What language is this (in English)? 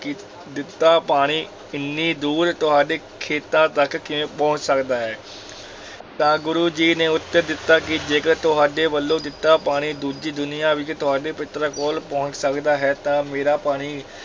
Punjabi